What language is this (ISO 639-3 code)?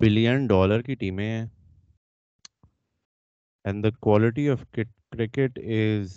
urd